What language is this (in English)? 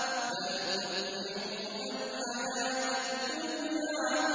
Arabic